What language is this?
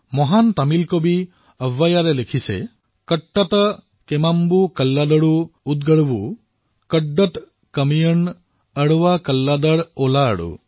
Assamese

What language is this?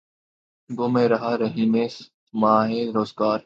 Urdu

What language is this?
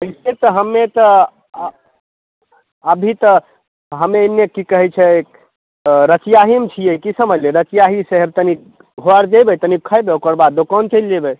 Maithili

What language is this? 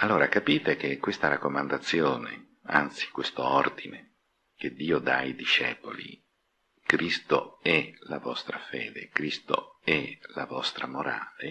Italian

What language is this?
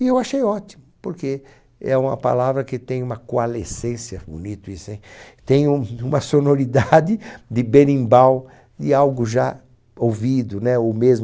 Portuguese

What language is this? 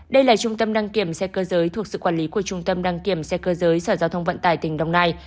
Vietnamese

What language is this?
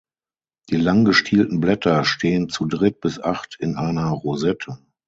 German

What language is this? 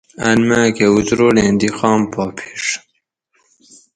Gawri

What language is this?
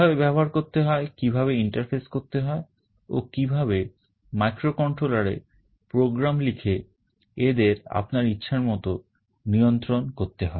Bangla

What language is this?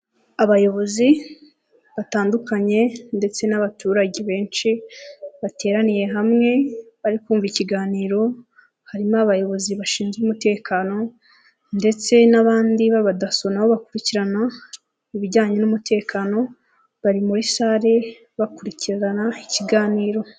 Kinyarwanda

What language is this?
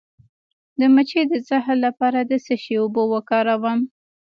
Pashto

